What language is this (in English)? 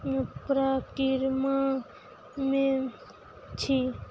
Maithili